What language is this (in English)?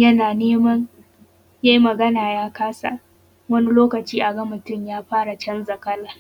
Hausa